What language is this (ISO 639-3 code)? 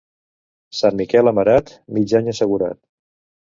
cat